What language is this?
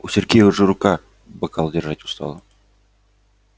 Russian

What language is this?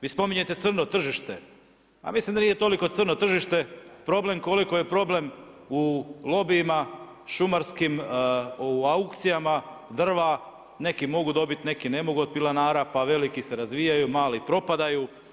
Croatian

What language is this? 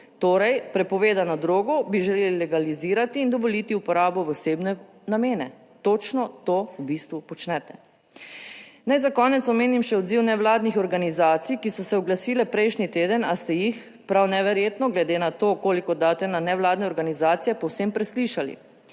Slovenian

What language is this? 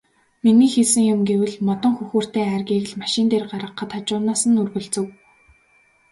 Mongolian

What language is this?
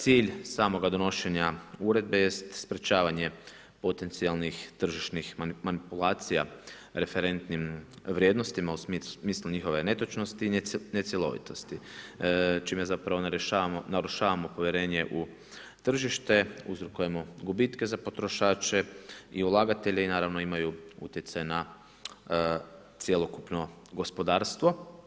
Croatian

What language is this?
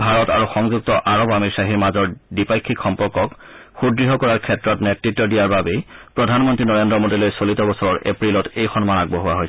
Assamese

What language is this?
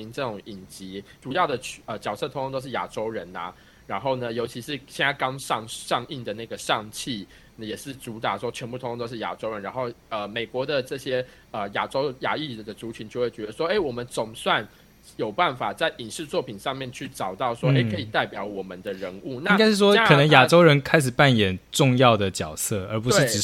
Chinese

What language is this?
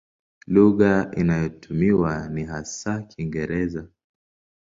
Swahili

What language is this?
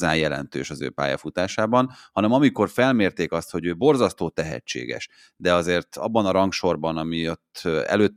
Hungarian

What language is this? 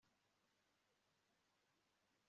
Kinyarwanda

